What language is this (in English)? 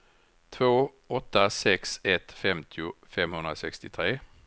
Swedish